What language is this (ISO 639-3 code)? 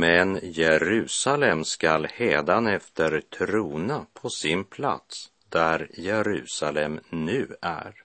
swe